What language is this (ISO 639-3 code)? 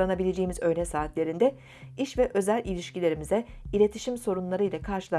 tur